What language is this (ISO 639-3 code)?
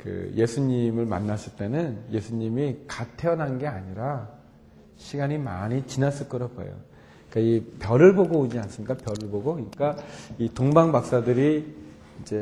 kor